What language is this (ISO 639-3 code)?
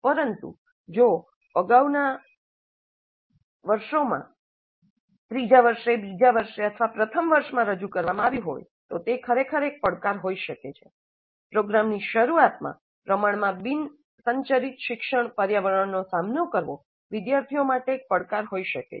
guj